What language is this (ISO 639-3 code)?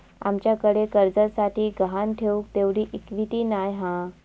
mar